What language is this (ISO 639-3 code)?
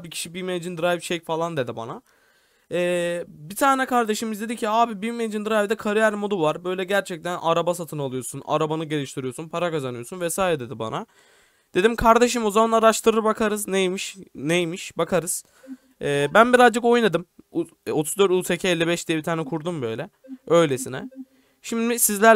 tur